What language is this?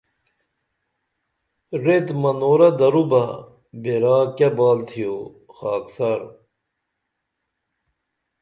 Dameli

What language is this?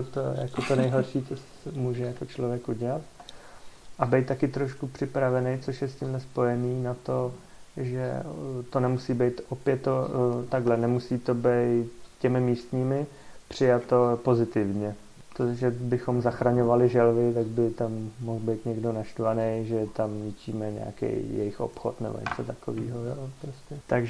Czech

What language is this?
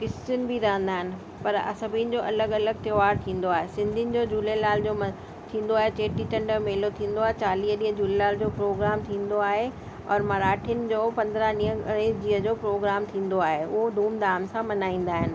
Sindhi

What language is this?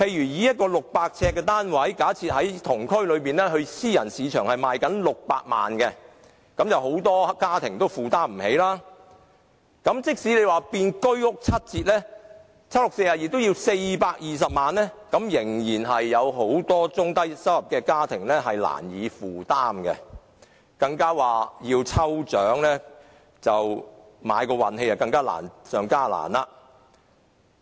Cantonese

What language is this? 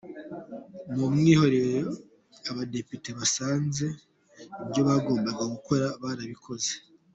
Kinyarwanda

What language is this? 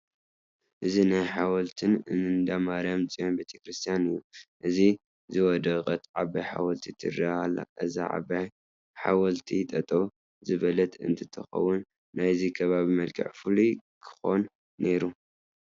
Tigrinya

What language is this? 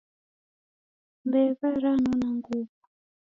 Taita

